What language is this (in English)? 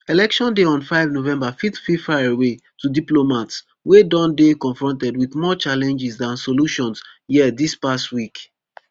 Nigerian Pidgin